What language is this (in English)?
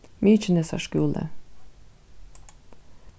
Faroese